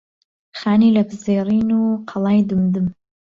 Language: Central Kurdish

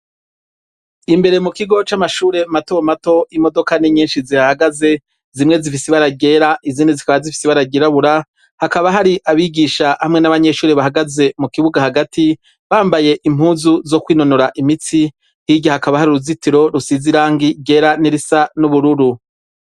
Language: Rundi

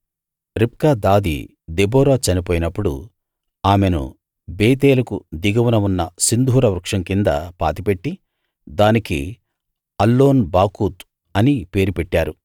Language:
Telugu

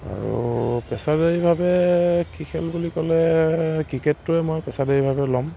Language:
Assamese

